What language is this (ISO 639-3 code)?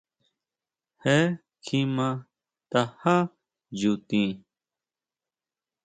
mau